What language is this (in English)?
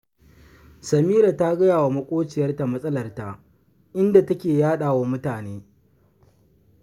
Hausa